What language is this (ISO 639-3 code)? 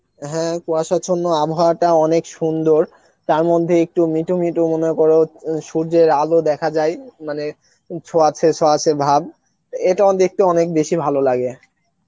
ben